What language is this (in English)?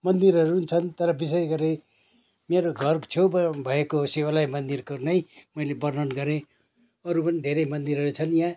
Nepali